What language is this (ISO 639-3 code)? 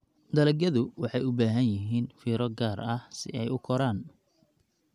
som